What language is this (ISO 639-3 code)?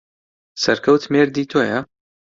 ckb